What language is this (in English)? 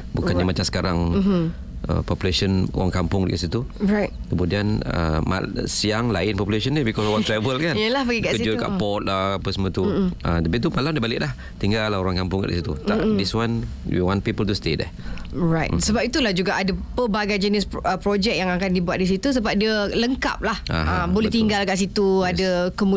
Malay